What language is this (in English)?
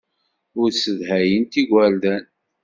Kabyle